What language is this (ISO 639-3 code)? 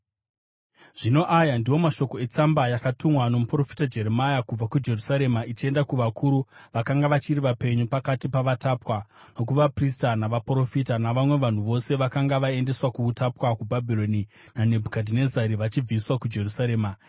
sna